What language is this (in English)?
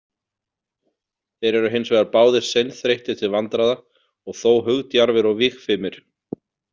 Icelandic